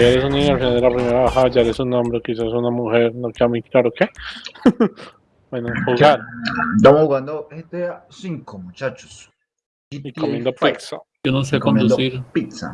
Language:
Spanish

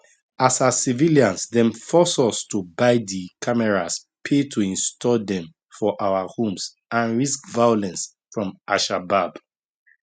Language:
Nigerian Pidgin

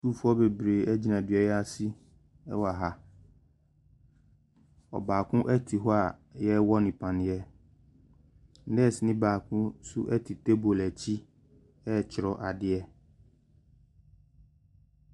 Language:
Akan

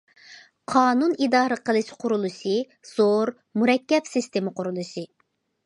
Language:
Uyghur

